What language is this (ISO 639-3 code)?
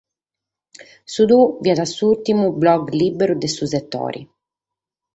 srd